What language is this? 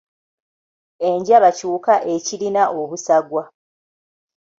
Ganda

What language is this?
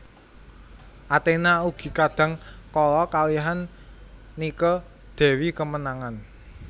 Javanese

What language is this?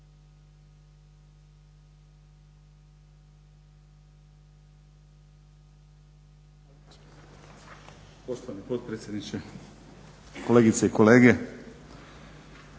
Croatian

